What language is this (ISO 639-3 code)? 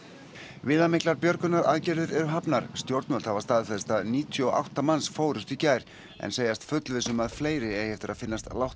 isl